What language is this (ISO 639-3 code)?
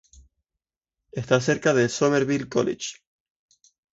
spa